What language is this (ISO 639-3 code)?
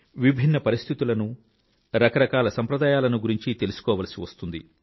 tel